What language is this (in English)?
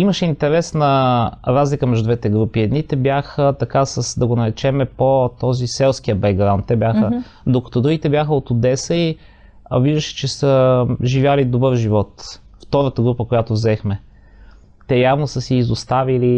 Bulgarian